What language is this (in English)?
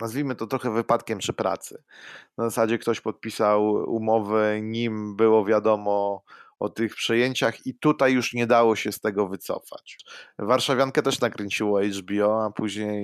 Polish